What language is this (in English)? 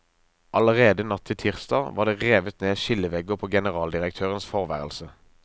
Norwegian